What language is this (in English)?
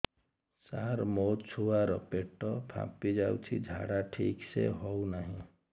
Odia